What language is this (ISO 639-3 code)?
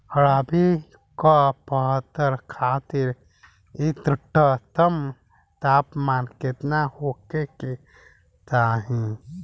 bho